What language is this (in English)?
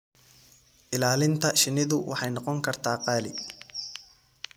Somali